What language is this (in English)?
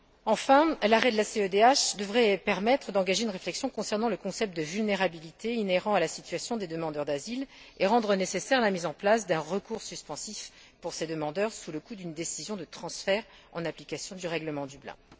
French